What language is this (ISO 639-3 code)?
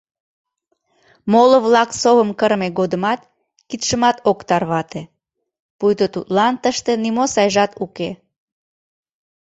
chm